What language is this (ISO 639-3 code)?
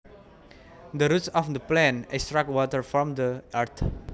jav